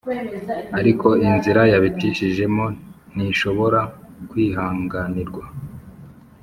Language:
Kinyarwanda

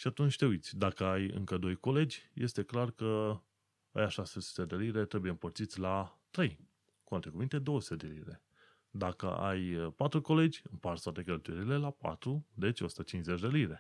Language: Romanian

